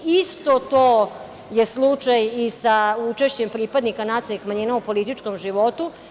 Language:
Serbian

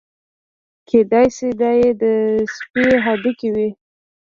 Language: Pashto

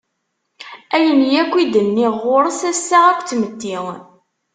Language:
Kabyle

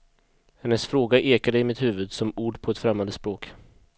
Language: Swedish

